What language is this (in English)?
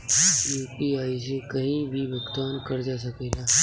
Bhojpuri